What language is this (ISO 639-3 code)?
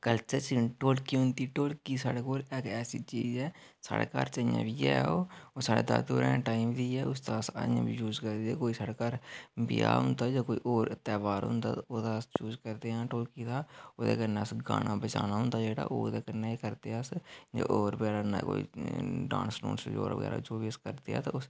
doi